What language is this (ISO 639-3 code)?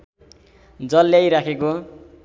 nep